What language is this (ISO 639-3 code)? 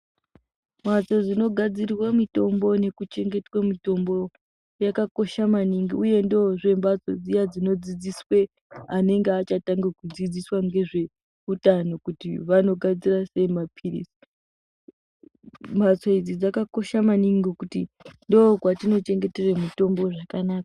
ndc